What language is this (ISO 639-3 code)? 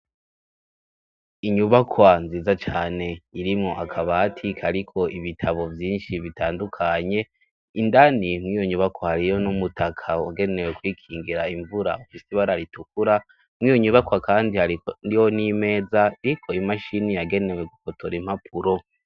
run